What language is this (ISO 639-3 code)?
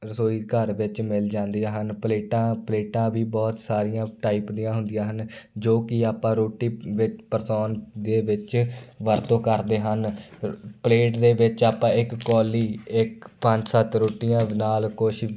pan